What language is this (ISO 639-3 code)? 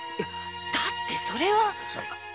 jpn